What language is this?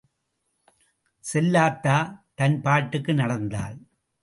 Tamil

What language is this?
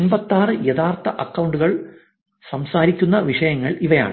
Malayalam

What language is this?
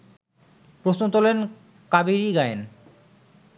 Bangla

